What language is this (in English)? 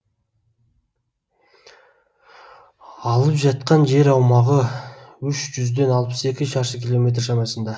Kazakh